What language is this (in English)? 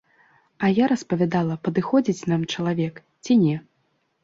Belarusian